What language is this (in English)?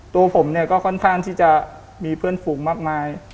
Thai